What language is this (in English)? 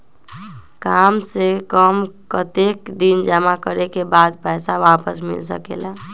Magahi